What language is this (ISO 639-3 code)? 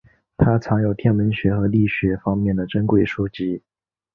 zho